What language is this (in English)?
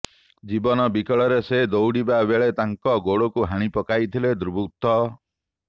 Odia